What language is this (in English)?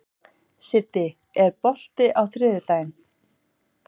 Icelandic